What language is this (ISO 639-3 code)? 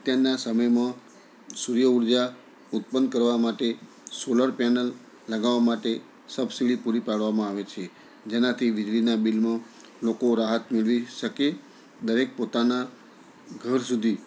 guj